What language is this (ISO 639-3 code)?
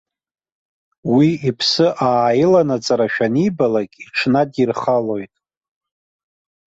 abk